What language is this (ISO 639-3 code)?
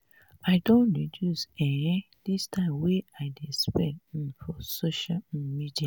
pcm